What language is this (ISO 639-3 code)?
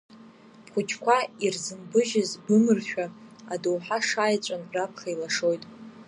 abk